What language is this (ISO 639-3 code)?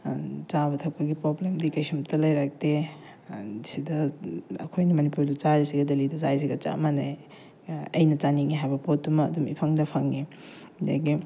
mni